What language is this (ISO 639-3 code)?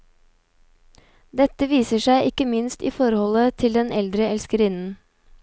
nor